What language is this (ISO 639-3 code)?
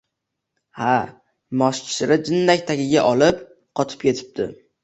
uzb